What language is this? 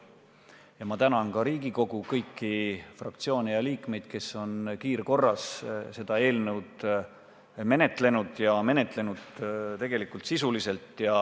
Estonian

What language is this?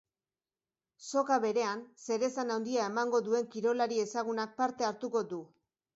Basque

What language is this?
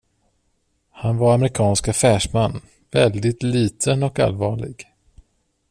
Swedish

